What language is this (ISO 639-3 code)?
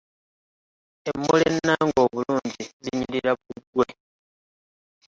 lug